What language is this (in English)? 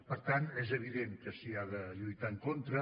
Catalan